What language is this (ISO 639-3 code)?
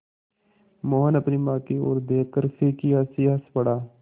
hin